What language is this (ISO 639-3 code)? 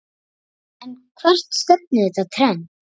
isl